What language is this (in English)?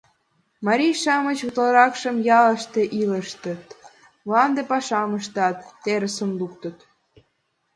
Mari